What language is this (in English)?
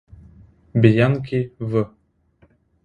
Ukrainian